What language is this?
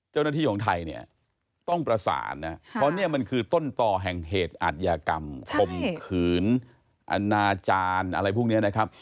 Thai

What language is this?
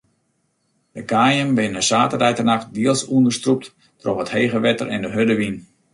Western Frisian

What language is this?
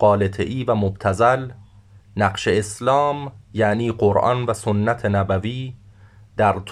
Persian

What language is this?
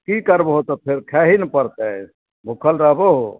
Maithili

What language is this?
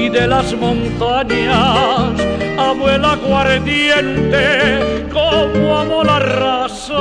Spanish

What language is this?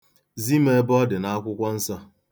Igbo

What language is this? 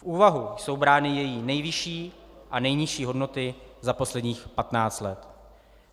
Czech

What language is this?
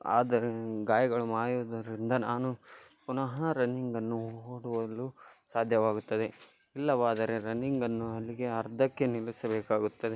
Kannada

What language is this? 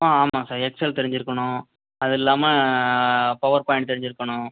Tamil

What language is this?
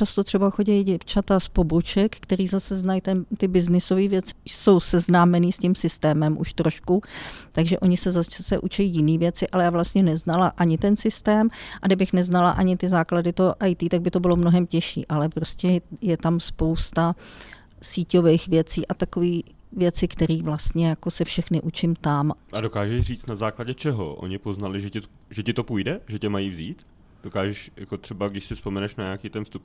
Czech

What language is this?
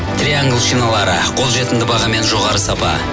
Kazakh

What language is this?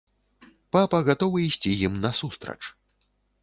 Belarusian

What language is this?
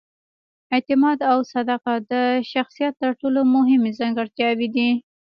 Pashto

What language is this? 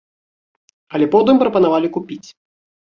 Belarusian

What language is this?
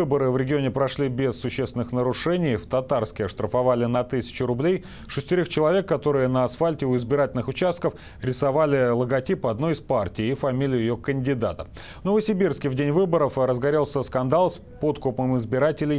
Russian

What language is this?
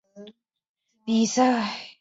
Chinese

